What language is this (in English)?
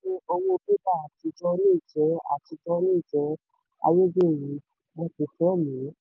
Yoruba